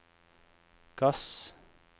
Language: Norwegian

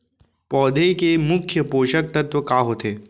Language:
Chhattisgarhi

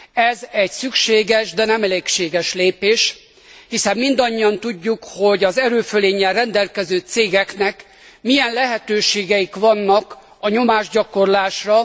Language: Hungarian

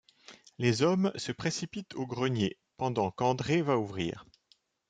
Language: French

